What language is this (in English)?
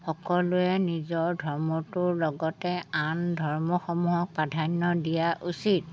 Assamese